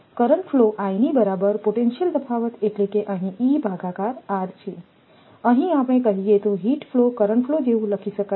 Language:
Gujarati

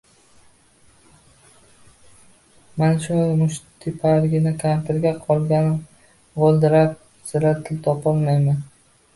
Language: Uzbek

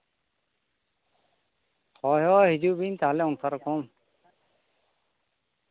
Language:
Santali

